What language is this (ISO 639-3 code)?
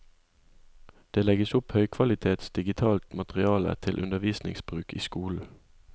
nor